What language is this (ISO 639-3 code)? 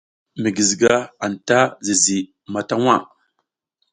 giz